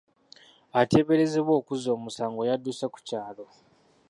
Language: Ganda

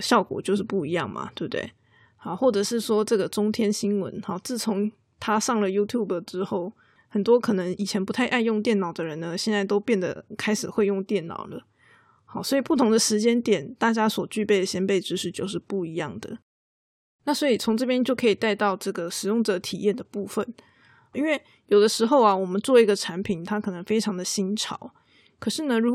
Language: Chinese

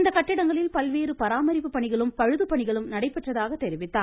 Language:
Tamil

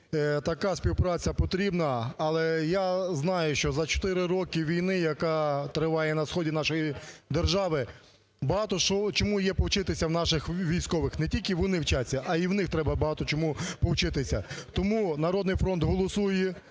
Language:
Ukrainian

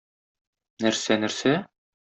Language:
Tatar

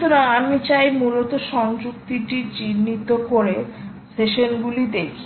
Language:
Bangla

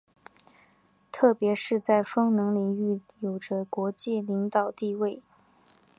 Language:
Chinese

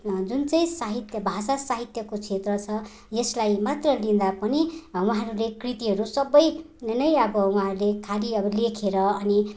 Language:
Nepali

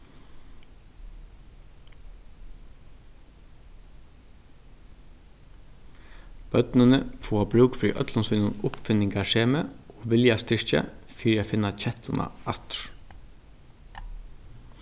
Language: Faroese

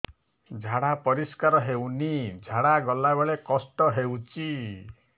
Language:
Odia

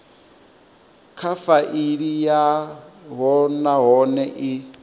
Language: Venda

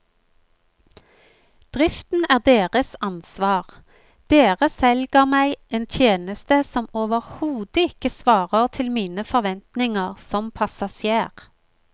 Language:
Norwegian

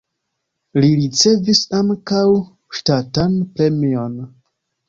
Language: Esperanto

